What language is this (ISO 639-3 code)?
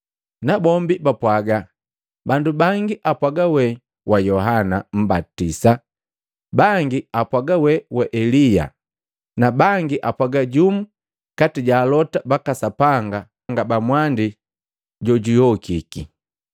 mgv